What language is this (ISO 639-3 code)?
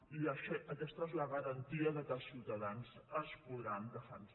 cat